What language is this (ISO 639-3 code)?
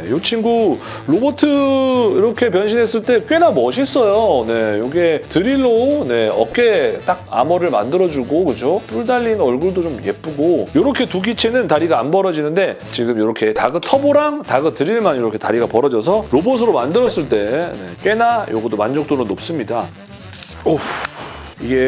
kor